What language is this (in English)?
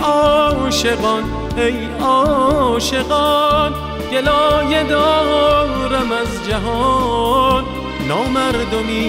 Persian